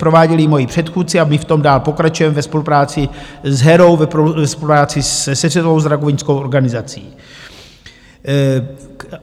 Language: Czech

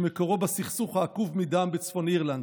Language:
Hebrew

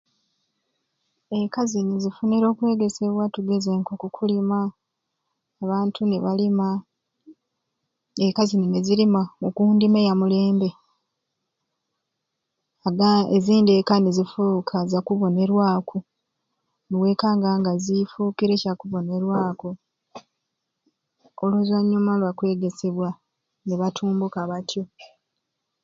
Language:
Ruuli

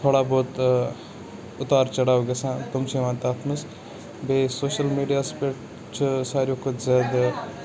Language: Kashmiri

